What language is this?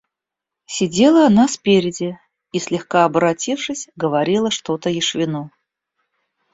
Russian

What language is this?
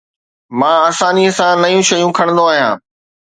Sindhi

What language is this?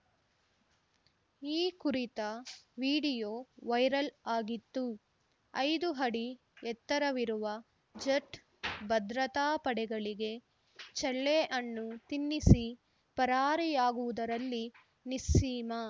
Kannada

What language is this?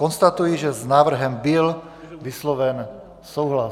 Czech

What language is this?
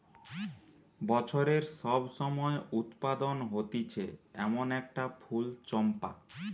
Bangla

